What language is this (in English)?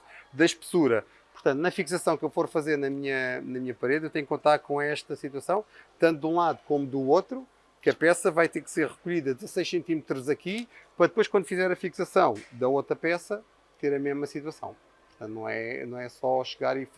Portuguese